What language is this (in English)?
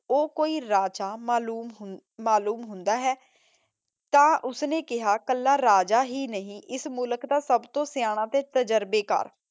Punjabi